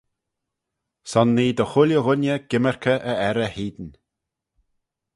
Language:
Manx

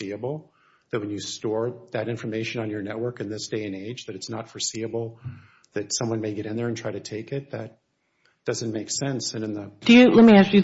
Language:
English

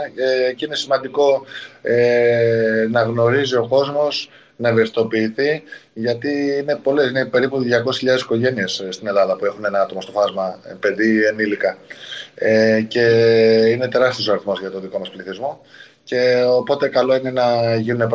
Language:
Greek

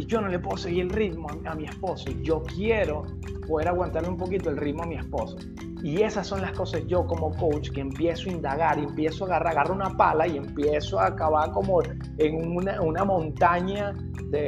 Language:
Spanish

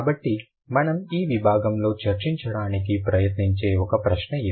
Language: Telugu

